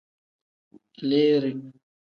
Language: Tem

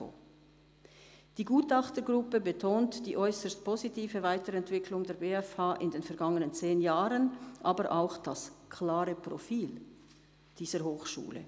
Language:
Swiss German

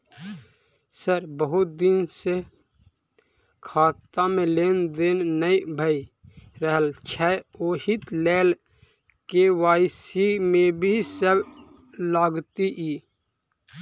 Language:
Maithili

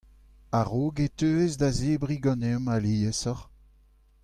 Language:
Breton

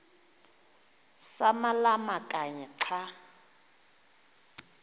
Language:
Xhosa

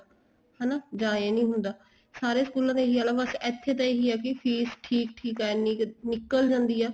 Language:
Punjabi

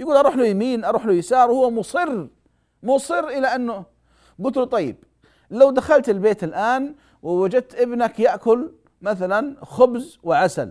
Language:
Arabic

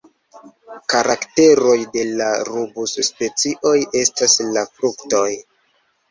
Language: Esperanto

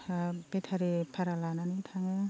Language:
Bodo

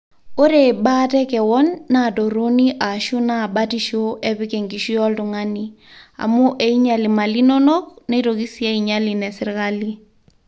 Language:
Masai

